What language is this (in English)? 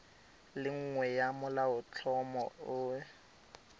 Tswana